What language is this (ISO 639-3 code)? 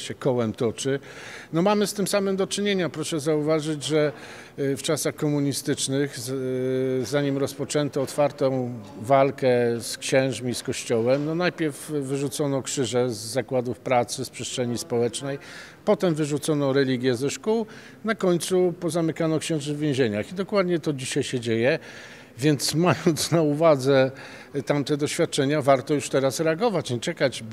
pol